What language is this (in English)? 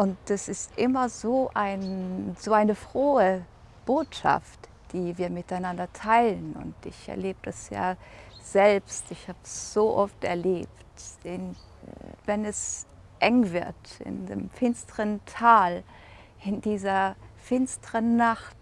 German